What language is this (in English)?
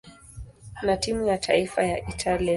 Swahili